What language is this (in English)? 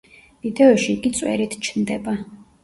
Georgian